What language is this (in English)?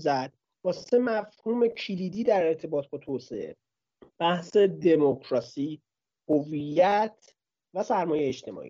Persian